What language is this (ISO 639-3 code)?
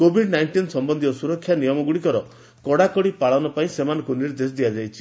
ori